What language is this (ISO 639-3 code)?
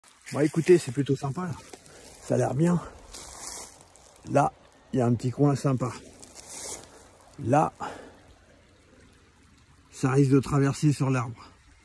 fra